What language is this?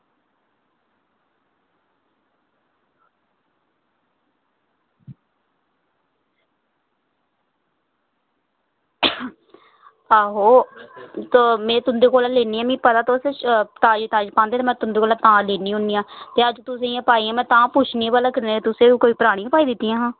Dogri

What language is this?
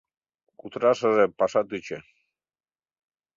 Mari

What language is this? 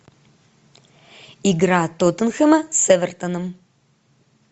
Russian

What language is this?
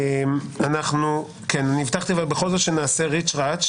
Hebrew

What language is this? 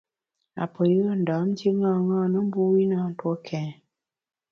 Bamun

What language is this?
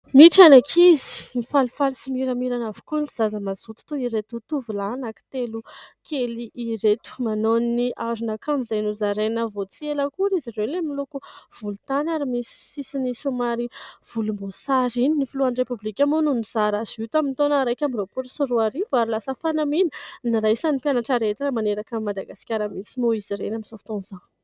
Malagasy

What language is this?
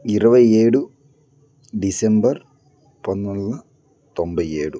Telugu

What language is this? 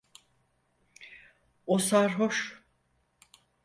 Turkish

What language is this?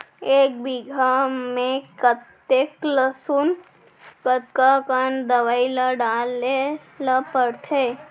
Chhattisgarhi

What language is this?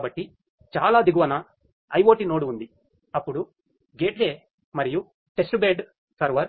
Telugu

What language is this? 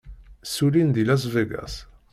Kabyle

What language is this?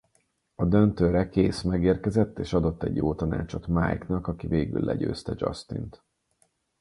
Hungarian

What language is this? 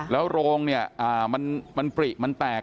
Thai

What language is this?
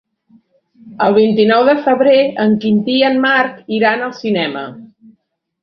Catalan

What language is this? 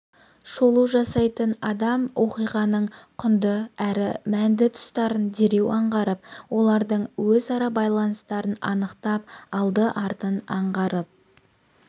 Kazakh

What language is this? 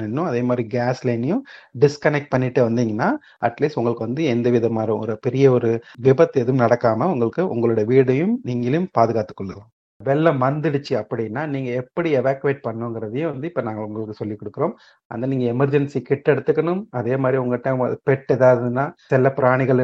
Tamil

